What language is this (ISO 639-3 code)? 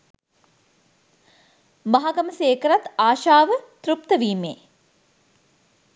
sin